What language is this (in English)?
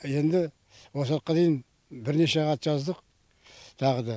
Kazakh